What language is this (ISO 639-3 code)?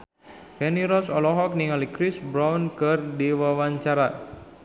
sun